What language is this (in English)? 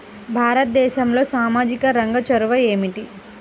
Telugu